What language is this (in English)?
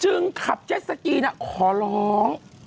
Thai